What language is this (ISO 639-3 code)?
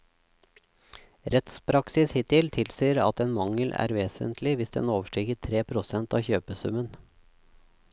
nor